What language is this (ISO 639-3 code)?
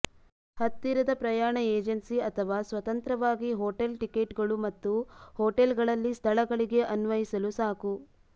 kan